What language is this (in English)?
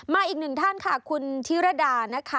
Thai